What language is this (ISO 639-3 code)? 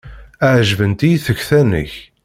kab